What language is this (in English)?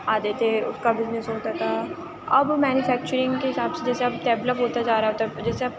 Urdu